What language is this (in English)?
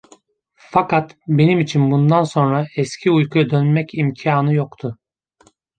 Turkish